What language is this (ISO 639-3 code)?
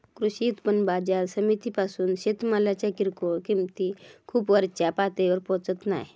mar